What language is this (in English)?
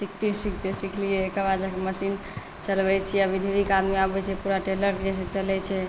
Maithili